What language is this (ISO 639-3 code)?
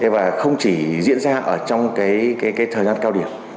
vie